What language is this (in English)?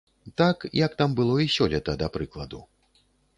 Belarusian